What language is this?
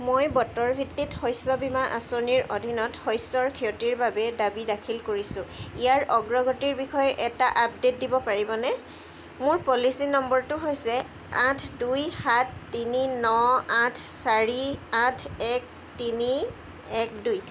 Assamese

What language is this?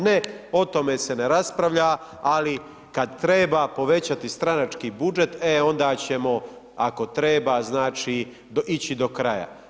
Croatian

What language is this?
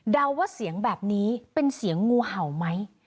Thai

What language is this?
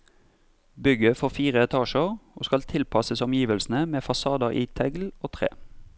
Norwegian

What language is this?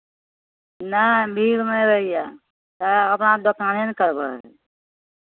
Maithili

